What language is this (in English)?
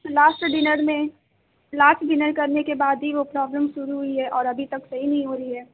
Urdu